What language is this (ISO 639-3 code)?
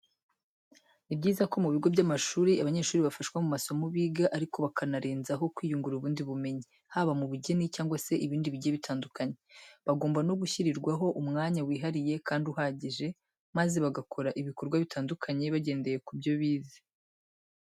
kin